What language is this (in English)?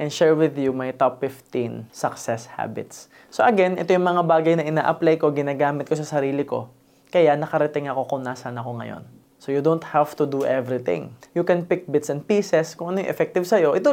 Filipino